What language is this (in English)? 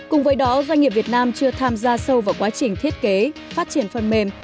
Vietnamese